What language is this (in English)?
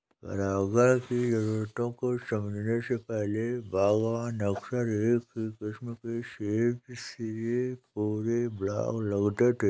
Hindi